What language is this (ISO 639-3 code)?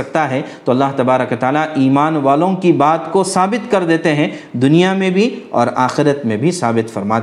urd